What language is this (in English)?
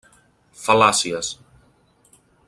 Catalan